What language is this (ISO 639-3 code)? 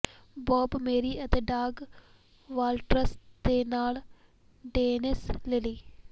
pan